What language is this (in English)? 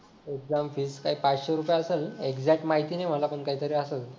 Marathi